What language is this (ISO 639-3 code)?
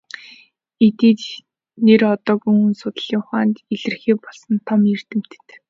mon